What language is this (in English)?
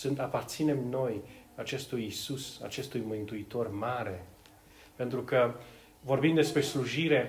Romanian